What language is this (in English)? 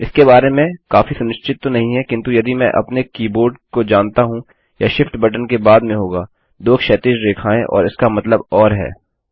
Hindi